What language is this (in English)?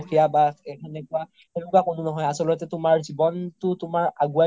Assamese